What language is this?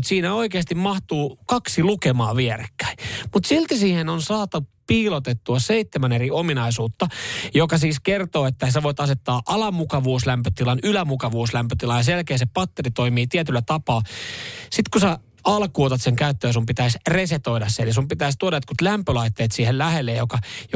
Finnish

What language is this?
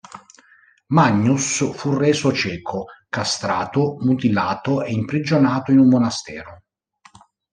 Italian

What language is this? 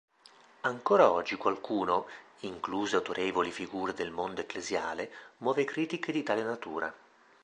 Italian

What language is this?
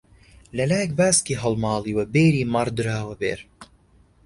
Central Kurdish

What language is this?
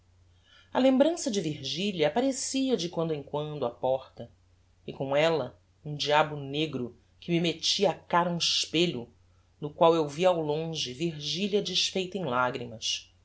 Portuguese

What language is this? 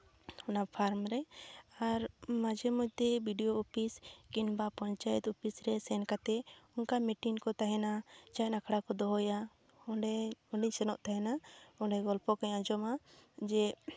Santali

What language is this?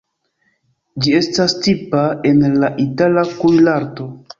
Esperanto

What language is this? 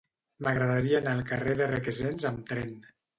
Catalan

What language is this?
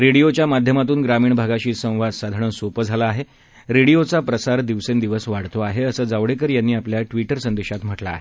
Marathi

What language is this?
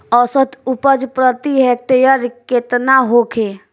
Bhojpuri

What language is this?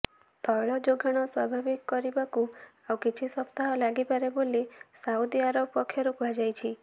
Odia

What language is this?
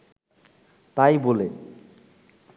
Bangla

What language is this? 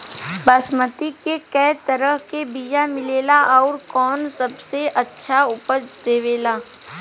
Bhojpuri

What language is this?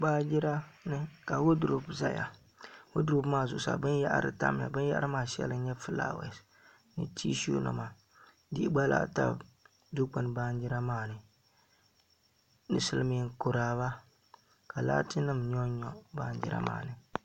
Dagbani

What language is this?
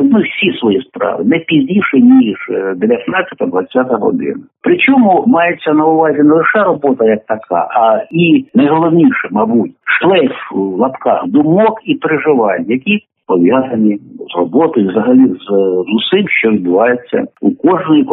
Ukrainian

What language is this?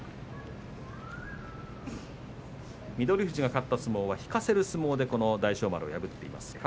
Japanese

